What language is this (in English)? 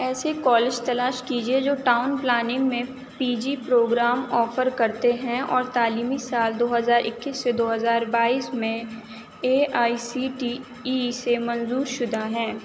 Urdu